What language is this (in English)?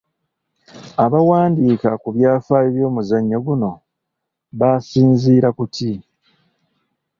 Ganda